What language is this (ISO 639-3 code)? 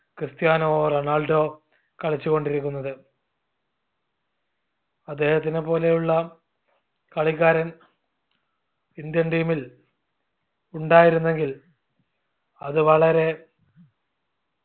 mal